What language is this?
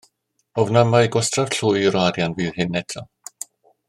Welsh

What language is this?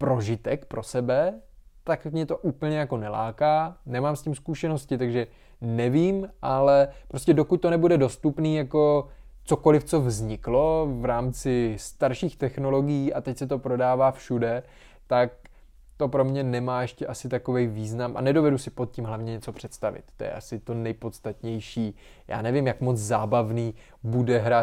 Czech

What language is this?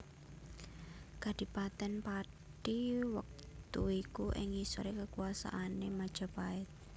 Javanese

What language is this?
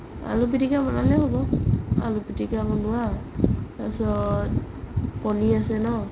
Assamese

